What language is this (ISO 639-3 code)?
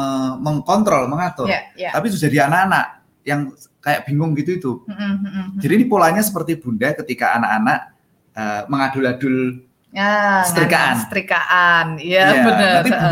ind